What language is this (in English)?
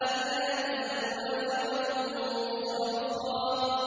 Arabic